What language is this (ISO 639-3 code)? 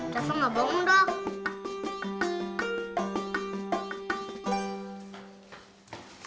ind